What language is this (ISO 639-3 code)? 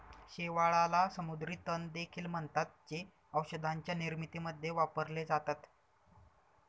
mar